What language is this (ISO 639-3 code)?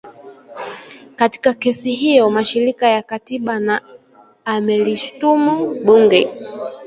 swa